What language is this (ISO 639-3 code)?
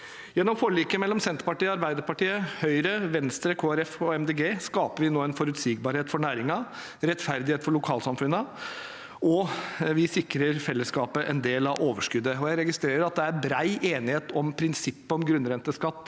nor